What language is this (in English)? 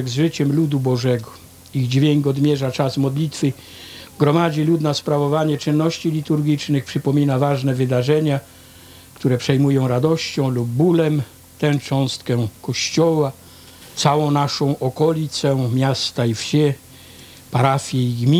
Polish